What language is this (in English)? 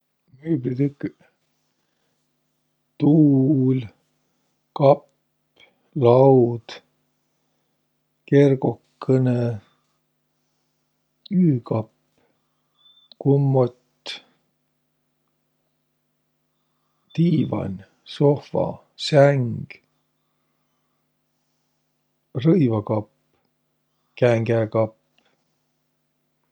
Võro